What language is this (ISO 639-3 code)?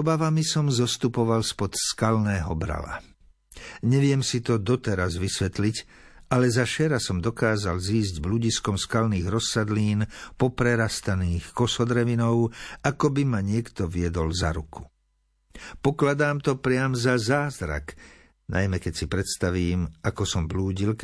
slk